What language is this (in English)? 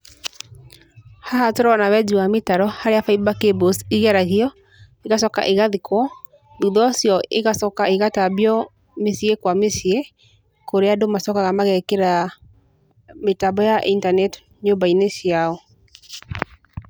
Kikuyu